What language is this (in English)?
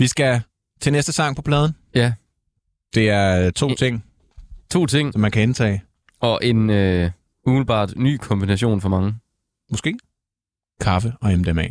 Danish